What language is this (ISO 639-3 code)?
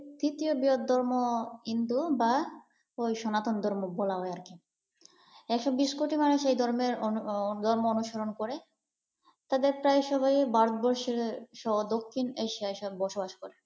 ben